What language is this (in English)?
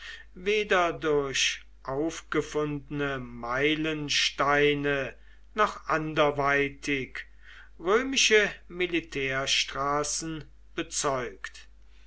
German